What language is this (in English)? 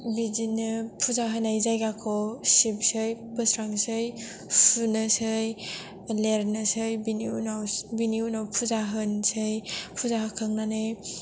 Bodo